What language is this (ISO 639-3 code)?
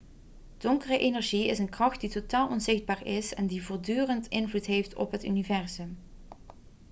nld